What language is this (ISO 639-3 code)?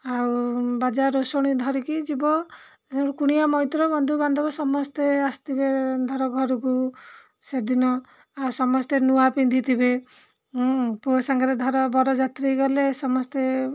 ori